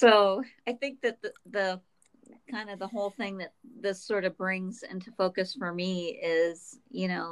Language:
English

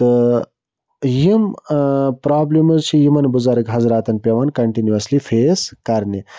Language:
Kashmiri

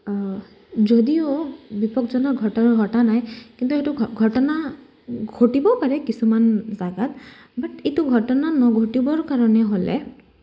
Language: Assamese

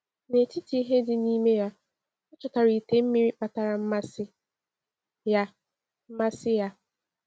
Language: Igbo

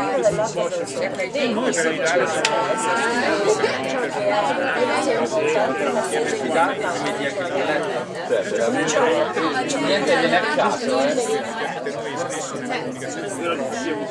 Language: Italian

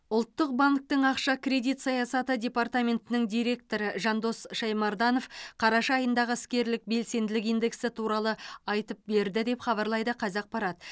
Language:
Kazakh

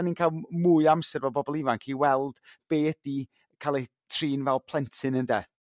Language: Welsh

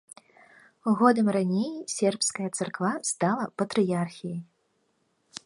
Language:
Belarusian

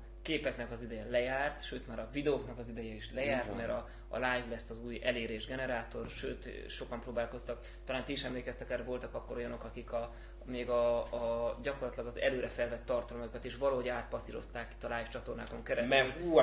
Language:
Hungarian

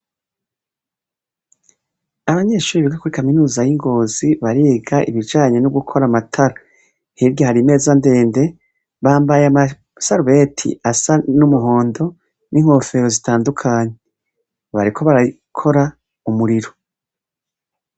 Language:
Rundi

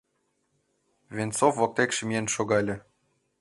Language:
Mari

